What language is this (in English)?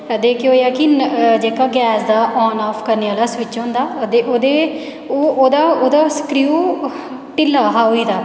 Dogri